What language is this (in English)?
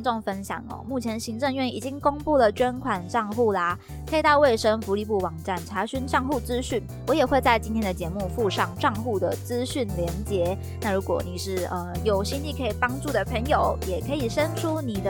Chinese